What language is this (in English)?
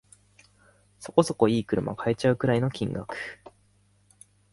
Japanese